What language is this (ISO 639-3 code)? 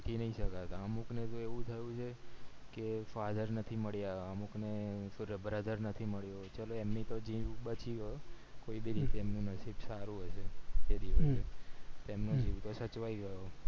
guj